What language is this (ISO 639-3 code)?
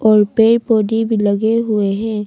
hin